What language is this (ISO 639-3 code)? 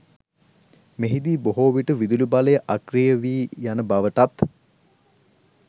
sin